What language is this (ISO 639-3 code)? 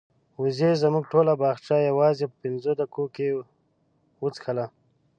pus